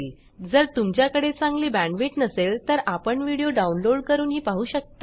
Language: Marathi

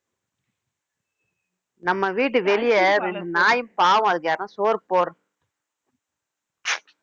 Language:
Tamil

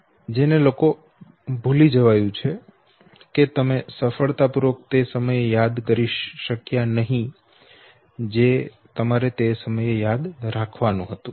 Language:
Gujarati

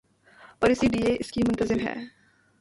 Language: Urdu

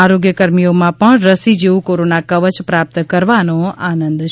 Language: Gujarati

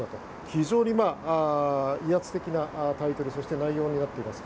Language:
Japanese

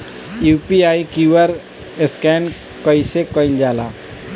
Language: Bhojpuri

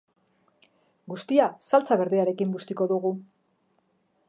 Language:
Basque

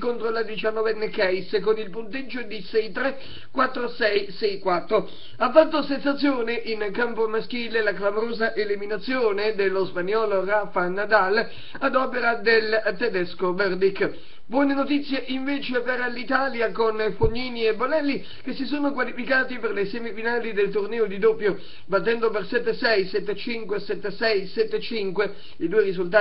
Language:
Italian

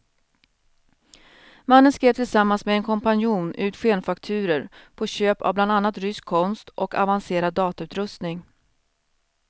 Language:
Swedish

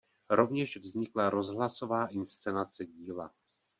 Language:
Czech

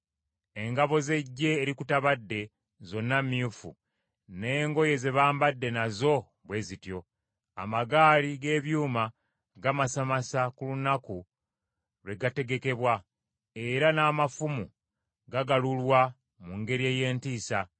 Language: Ganda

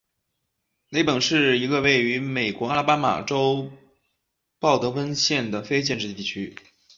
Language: Chinese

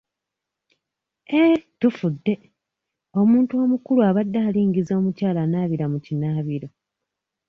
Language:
Ganda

